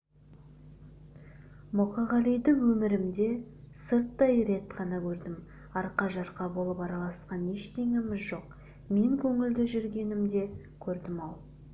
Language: Kazakh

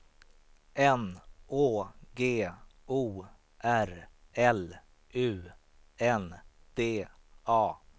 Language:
Swedish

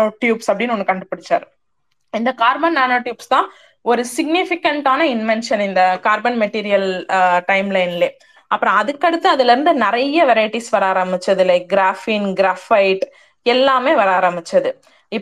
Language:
Tamil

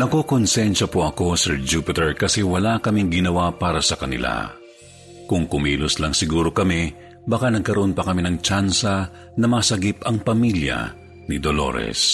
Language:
Filipino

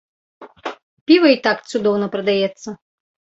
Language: Belarusian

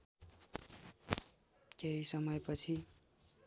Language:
Nepali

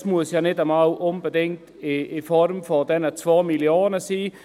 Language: Swiss German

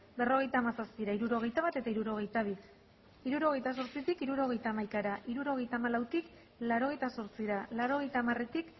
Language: Basque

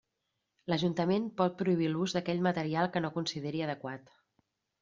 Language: Catalan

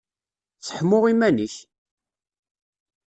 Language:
Kabyle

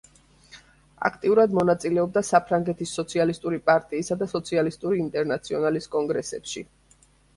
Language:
Georgian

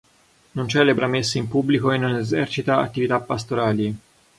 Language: Italian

